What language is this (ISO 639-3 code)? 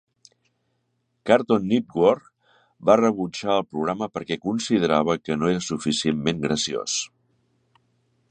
cat